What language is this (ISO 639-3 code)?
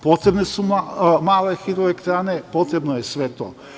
srp